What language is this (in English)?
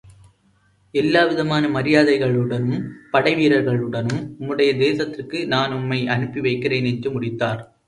Tamil